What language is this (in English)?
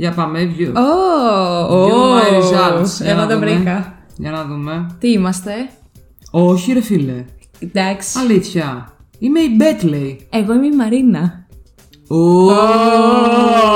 Greek